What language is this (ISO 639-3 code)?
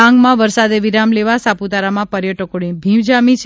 guj